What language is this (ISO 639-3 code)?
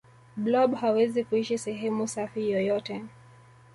swa